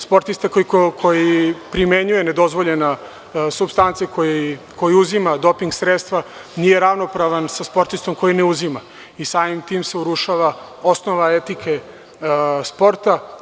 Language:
Serbian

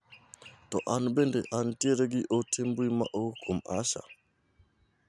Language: Luo (Kenya and Tanzania)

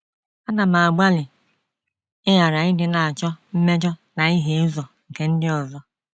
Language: Igbo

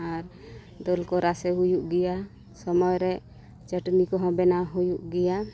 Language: Santali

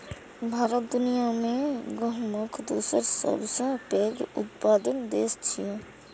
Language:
Maithili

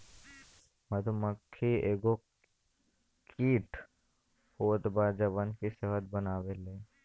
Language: Bhojpuri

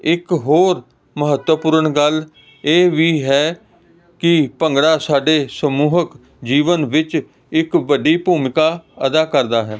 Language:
Punjabi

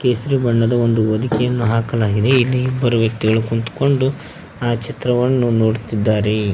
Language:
Kannada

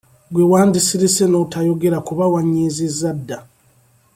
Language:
Ganda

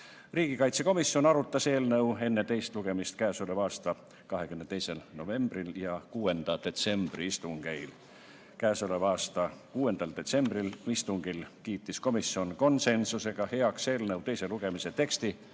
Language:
Estonian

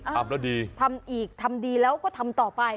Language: Thai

